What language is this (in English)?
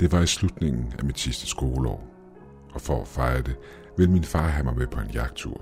Danish